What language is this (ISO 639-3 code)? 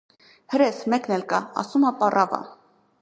hye